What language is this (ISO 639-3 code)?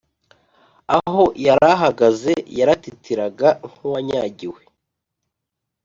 kin